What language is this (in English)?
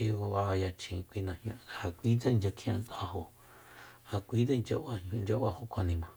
Soyaltepec Mazatec